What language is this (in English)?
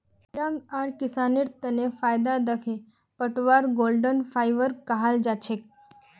Magahi